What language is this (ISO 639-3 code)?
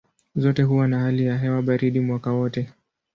swa